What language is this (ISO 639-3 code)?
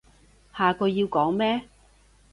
yue